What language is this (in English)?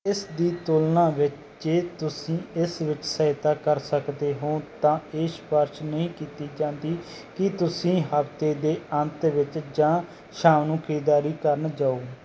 Punjabi